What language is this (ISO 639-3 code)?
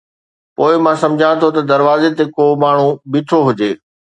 snd